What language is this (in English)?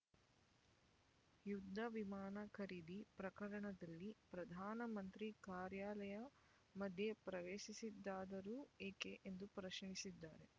Kannada